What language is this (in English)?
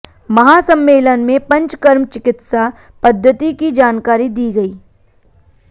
Hindi